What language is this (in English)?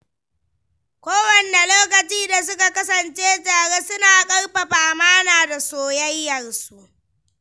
Hausa